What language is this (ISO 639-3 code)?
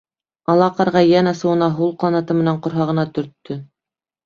bak